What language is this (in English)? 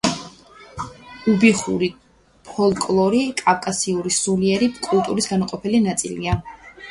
Georgian